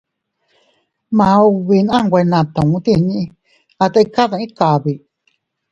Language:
Teutila Cuicatec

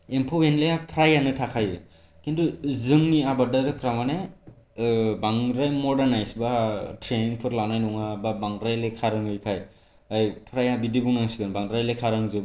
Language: Bodo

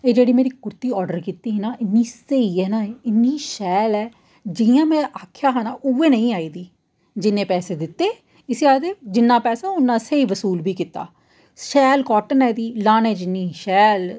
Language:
Dogri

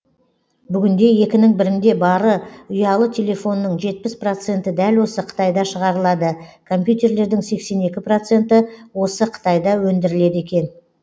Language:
Kazakh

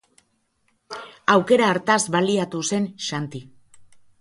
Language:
Basque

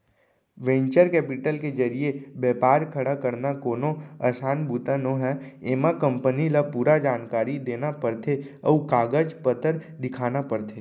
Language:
Chhattisgarhi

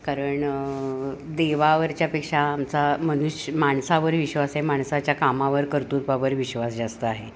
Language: Marathi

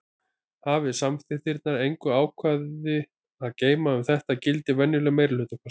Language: Icelandic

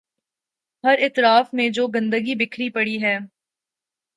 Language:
Urdu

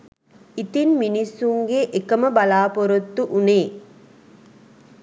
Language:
Sinhala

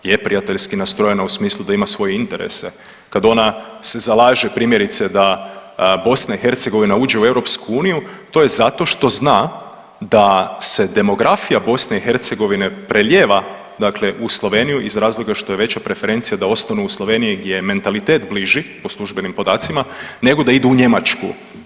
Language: Croatian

